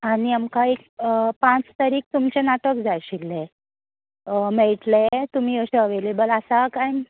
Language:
Konkani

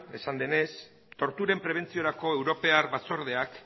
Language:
Basque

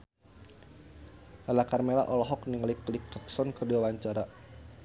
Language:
Sundanese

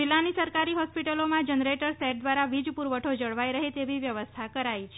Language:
Gujarati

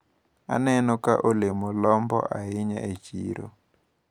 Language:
Luo (Kenya and Tanzania)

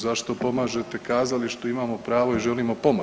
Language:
Croatian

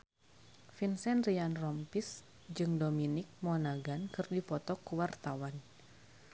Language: Sundanese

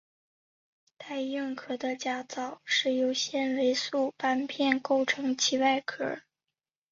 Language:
Chinese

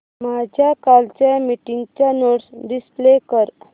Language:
Marathi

